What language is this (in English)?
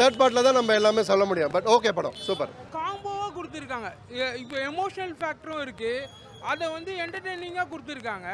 Korean